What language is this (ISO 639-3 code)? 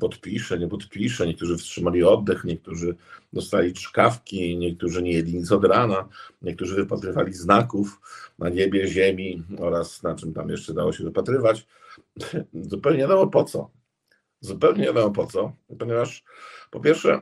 pol